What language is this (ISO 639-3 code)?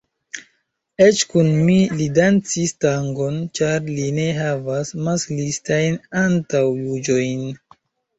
epo